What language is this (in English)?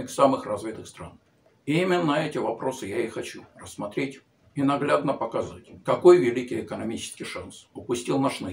Russian